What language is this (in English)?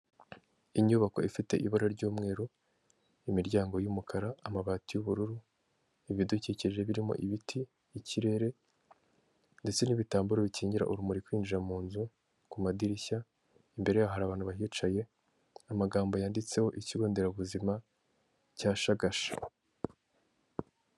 Kinyarwanda